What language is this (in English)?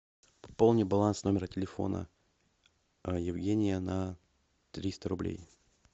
Russian